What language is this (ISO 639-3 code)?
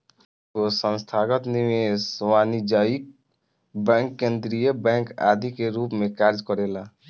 bho